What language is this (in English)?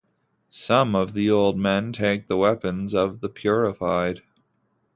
English